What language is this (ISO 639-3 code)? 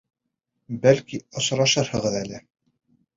bak